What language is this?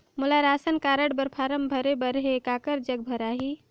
Chhattisgarhi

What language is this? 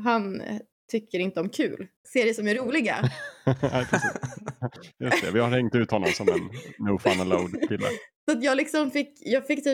Swedish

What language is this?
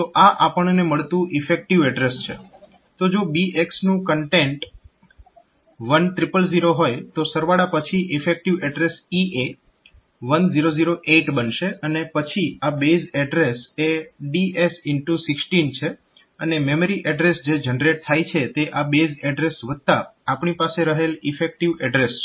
Gujarati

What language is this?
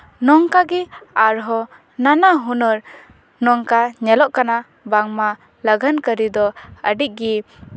Santali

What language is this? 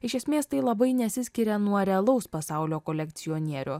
Lithuanian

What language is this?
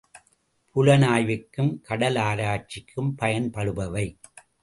Tamil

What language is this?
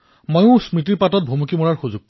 Assamese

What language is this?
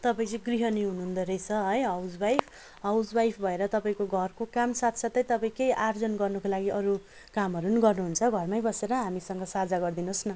Nepali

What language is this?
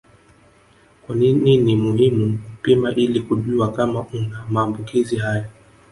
Swahili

